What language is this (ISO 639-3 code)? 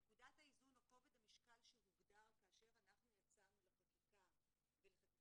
heb